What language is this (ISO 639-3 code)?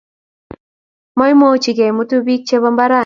kln